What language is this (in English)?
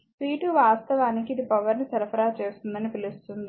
Telugu